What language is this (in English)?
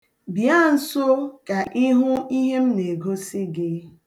Igbo